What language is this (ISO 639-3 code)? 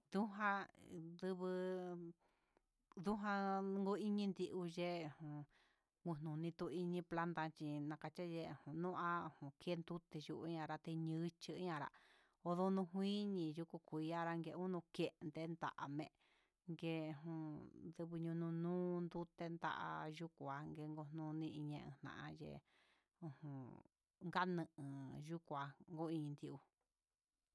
mxs